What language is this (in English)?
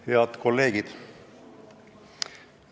Estonian